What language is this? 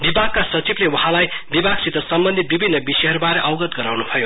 Nepali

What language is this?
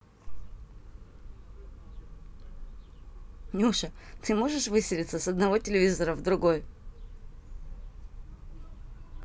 Russian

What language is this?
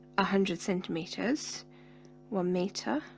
English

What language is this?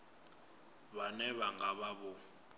Venda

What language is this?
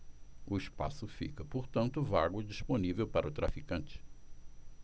Portuguese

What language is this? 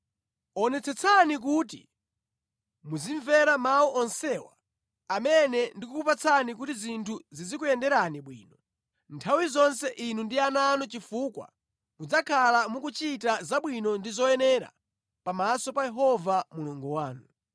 Nyanja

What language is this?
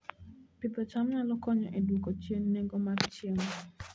Luo (Kenya and Tanzania)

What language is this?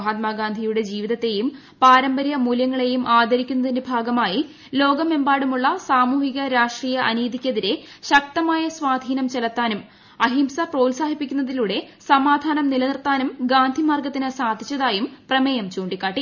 Malayalam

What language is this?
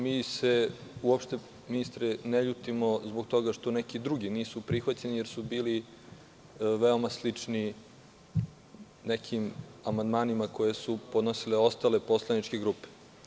Serbian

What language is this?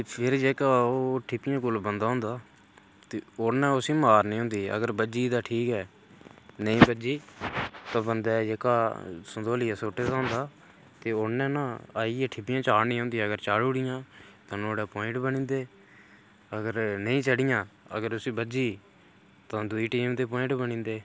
Dogri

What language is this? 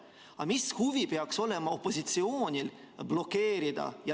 Estonian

